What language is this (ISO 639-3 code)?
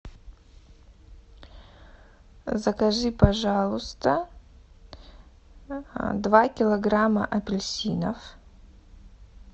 rus